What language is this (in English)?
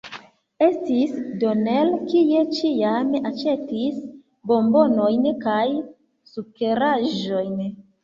Esperanto